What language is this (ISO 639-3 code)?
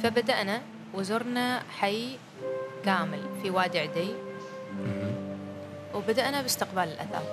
ara